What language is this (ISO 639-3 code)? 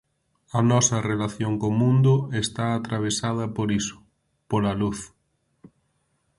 glg